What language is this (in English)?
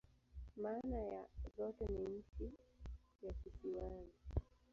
Swahili